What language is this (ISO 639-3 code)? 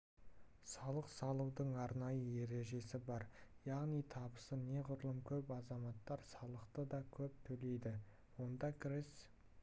kaz